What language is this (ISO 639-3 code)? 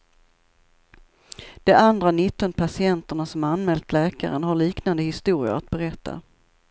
swe